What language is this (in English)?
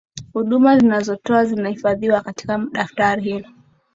Swahili